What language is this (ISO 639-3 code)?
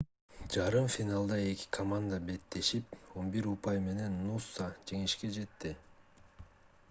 kir